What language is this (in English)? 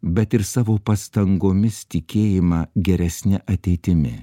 Lithuanian